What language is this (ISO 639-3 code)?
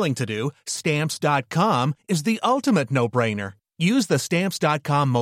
fil